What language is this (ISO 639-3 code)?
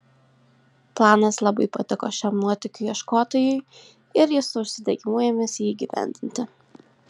lit